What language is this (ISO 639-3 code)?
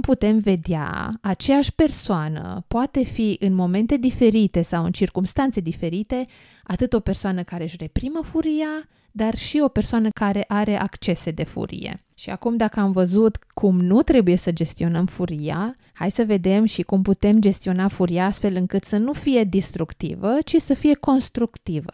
ron